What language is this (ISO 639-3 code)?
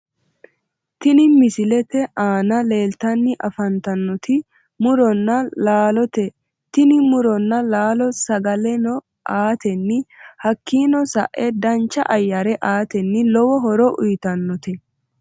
sid